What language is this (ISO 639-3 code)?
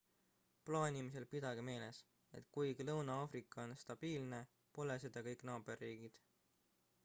est